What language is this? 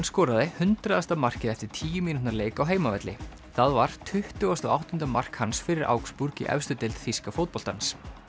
Icelandic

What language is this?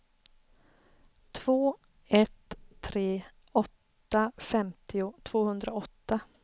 Swedish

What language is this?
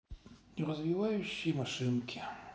Russian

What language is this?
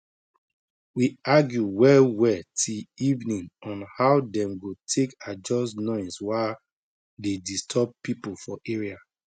Nigerian Pidgin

